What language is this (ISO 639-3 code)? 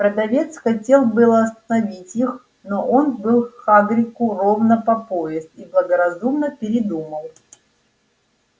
rus